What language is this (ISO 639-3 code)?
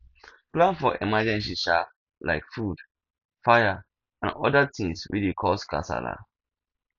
pcm